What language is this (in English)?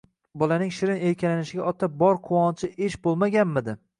Uzbek